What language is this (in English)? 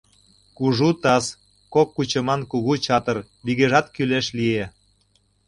Mari